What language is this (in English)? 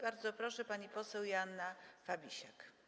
Polish